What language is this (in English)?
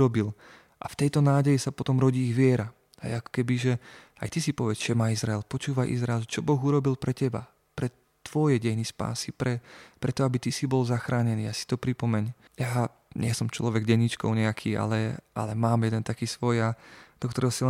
Slovak